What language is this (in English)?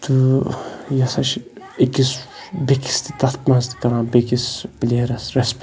Kashmiri